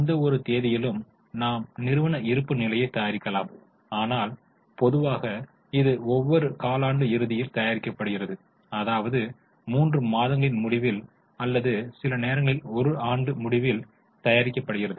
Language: Tamil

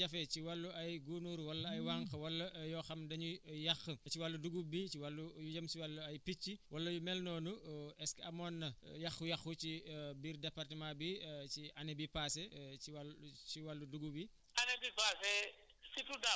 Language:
Wolof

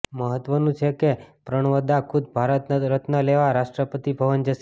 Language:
Gujarati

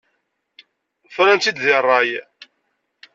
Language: Kabyle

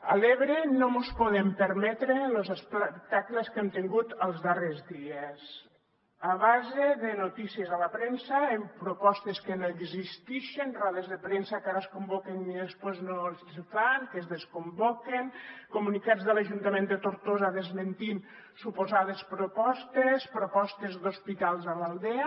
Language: Catalan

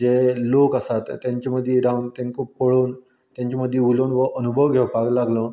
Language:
Konkani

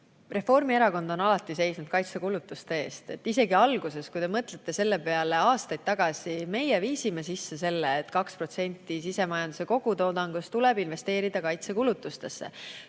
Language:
Estonian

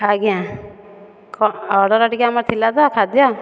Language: Odia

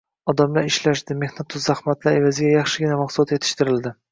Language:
Uzbek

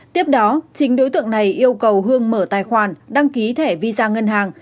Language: Vietnamese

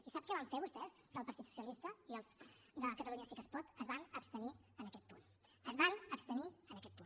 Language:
Catalan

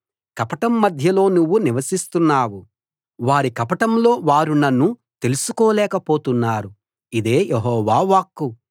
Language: Telugu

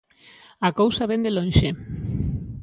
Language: Galician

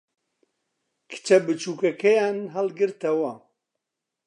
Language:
Central Kurdish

